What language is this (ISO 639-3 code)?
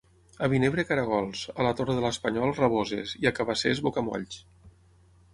cat